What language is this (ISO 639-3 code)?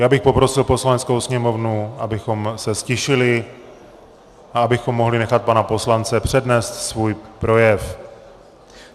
ces